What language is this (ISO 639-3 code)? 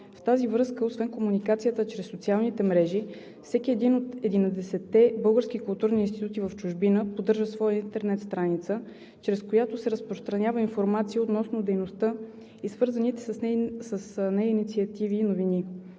bul